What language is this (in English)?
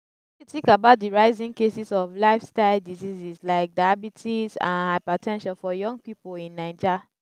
Nigerian Pidgin